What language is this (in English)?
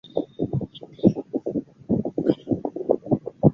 Chinese